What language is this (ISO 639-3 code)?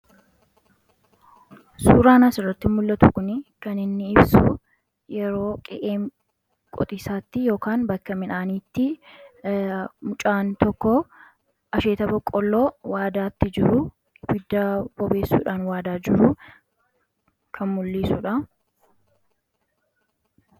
orm